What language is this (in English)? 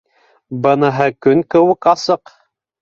Bashkir